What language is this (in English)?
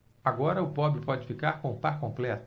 Portuguese